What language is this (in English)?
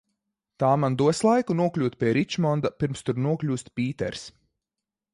Latvian